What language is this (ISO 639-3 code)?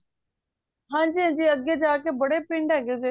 pan